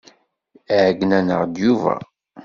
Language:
Kabyle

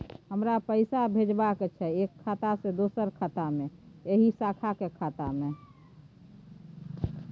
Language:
Maithili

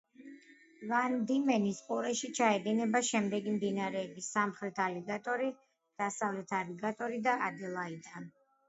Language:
Georgian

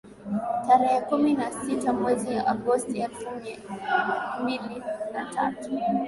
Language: Swahili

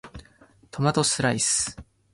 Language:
Japanese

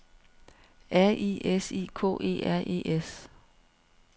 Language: Danish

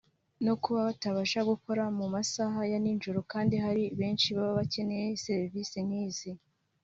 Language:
Kinyarwanda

